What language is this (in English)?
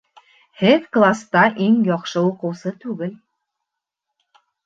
Bashkir